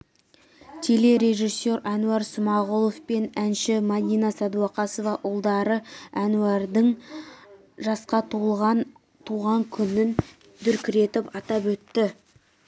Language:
Kazakh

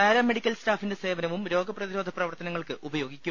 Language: Malayalam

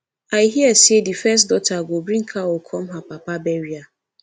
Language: Nigerian Pidgin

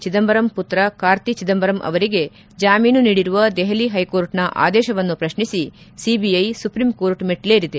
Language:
Kannada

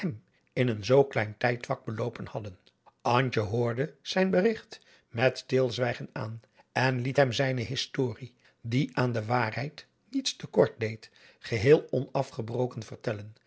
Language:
Dutch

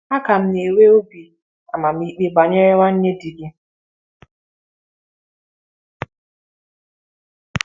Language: Igbo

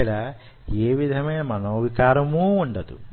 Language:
Telugu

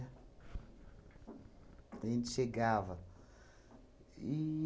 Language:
Portuguese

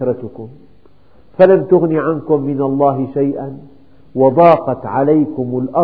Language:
Arabic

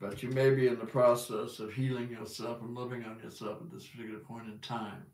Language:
English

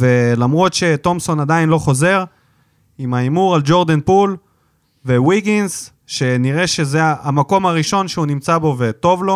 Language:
Hebrew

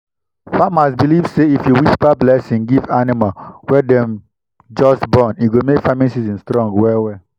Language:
Nigerian Pidgin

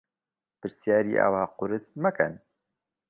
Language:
Central Kurdish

